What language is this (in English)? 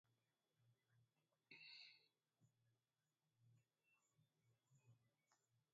Swahili